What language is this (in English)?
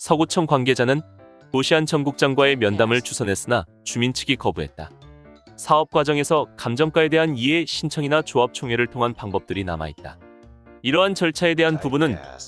Korean